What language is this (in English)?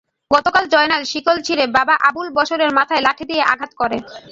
Bangla